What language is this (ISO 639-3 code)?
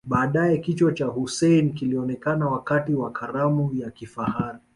swa